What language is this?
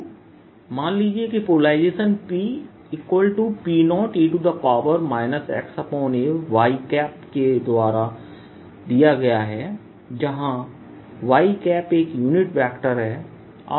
Hindi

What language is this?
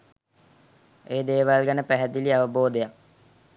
Sinhala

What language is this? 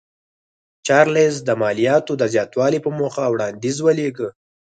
Pashto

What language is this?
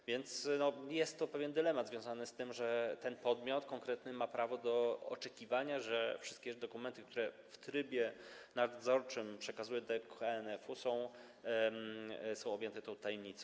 Polish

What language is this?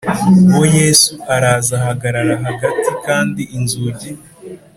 Kinyarwanda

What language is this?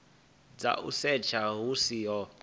Venda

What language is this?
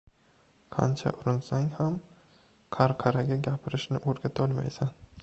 Uzbek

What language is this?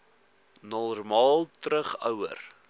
Afrikaans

